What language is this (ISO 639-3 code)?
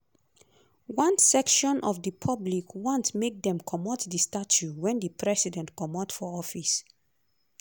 pcm